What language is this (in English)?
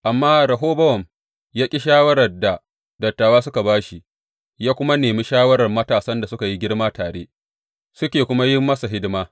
Hausa